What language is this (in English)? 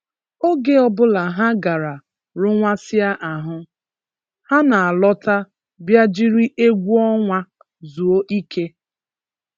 Igbo